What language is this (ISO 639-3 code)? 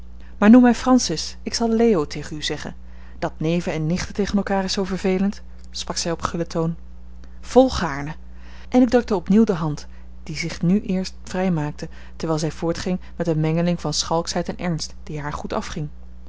nld